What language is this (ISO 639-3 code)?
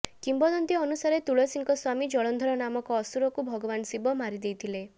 ori